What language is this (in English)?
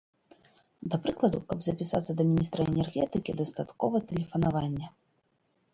Belarusian